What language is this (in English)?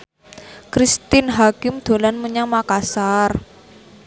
Javanese